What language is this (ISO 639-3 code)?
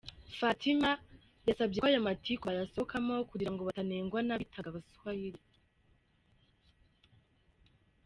kin